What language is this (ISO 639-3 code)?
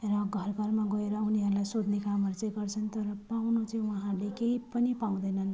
nep